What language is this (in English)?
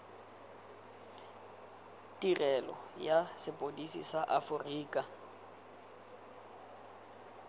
Tswana